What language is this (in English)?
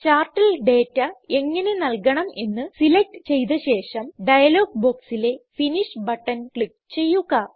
Malayalam